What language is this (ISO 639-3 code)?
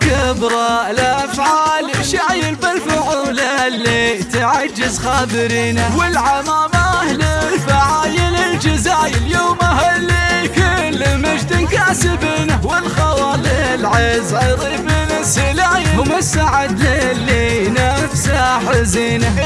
ara